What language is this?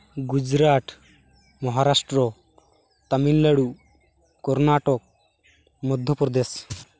Santali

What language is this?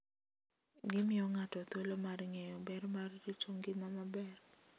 Luo (Kenya and Tanzania)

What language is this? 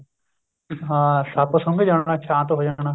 Punjabi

